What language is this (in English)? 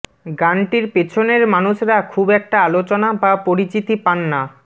Bangla